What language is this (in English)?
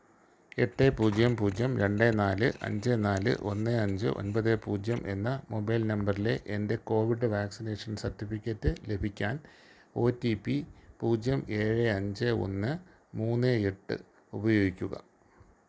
Malayalam